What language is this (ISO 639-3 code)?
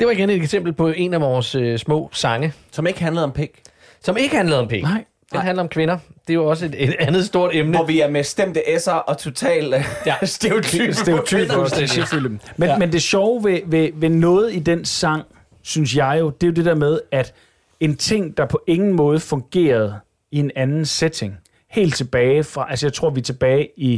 dan